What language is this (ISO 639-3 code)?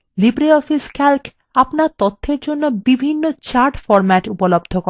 ben